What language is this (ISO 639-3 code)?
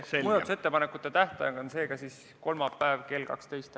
est